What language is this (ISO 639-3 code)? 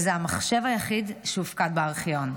heb